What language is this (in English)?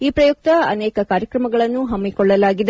Kannada